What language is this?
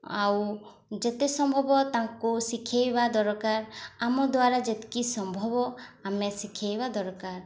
Odia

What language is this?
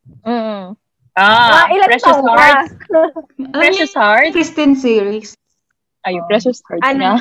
Filipino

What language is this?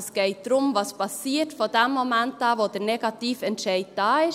Swiss German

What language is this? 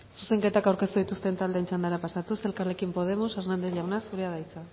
Basque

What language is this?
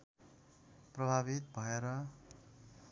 Nepali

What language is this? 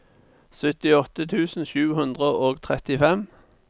Norwegian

